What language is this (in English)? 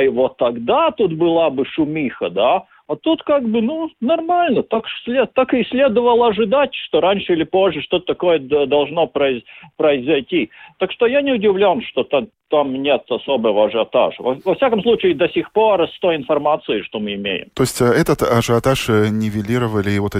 Russian